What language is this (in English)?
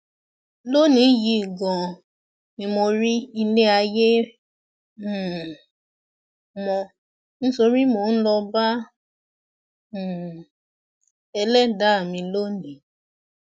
Yoruba